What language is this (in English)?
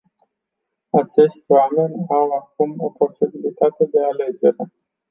Romanian